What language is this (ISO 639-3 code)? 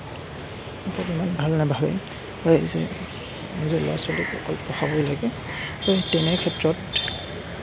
asm